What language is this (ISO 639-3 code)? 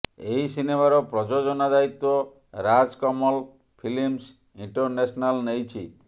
ori